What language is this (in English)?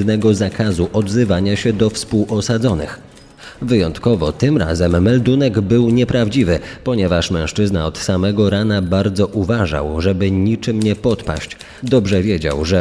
Polish